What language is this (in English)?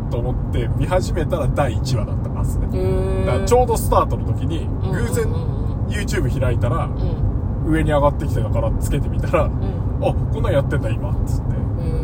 Japanese